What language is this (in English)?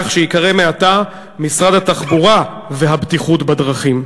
Hebrew